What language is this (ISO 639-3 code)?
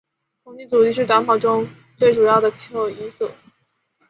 zho